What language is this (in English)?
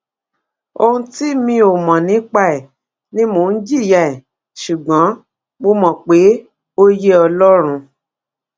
Yoruba